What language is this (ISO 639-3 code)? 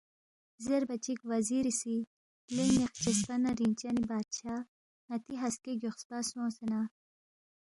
bft